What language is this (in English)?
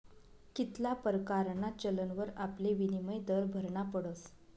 Marathi